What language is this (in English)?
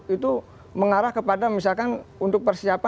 Indonesian